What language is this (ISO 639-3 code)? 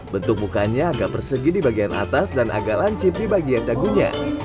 ind